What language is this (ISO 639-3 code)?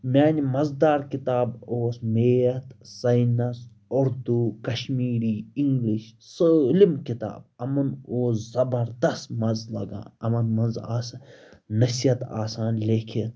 kas